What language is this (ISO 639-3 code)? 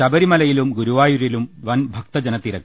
mal